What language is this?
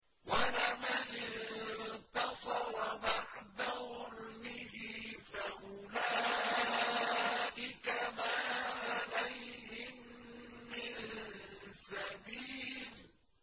Arabic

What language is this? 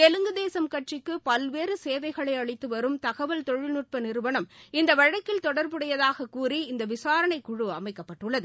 Tamil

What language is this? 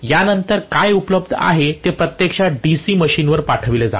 Marathi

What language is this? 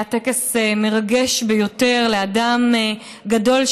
Hebrew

